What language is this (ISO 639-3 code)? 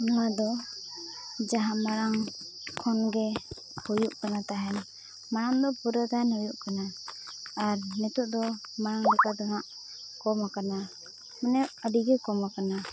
sat